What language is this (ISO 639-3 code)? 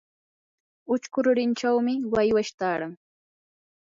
qur